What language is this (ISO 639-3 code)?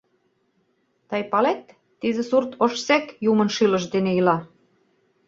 chm